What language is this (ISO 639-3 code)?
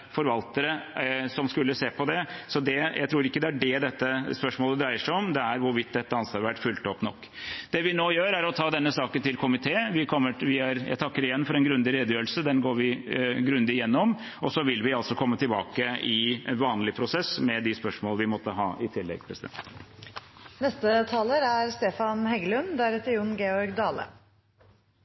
nob